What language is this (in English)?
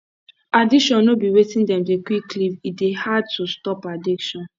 Nigerian Pidgin